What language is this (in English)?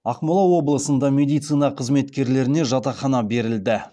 Kazakh